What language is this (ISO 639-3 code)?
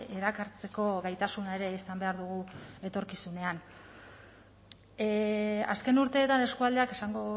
eus